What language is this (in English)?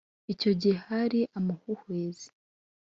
Kinyarwanda